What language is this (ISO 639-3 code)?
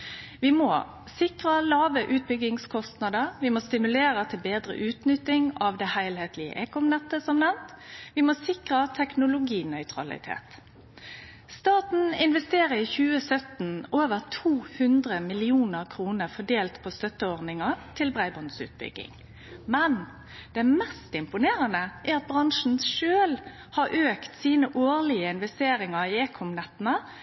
nno